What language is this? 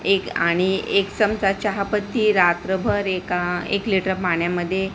Marathi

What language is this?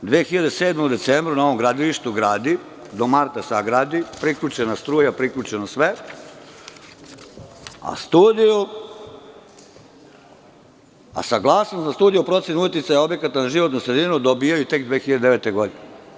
Serbian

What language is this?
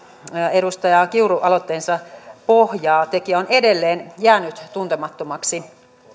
Finnish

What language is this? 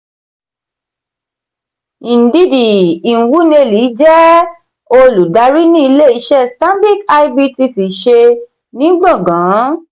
Yoruba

